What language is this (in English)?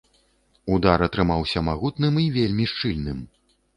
Belarusian